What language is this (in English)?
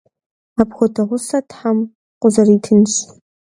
Kabardian